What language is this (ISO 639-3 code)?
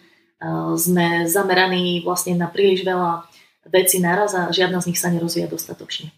slk